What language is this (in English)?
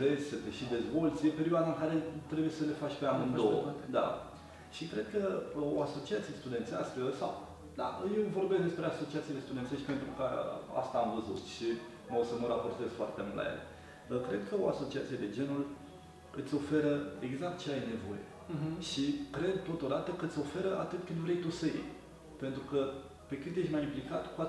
Romanian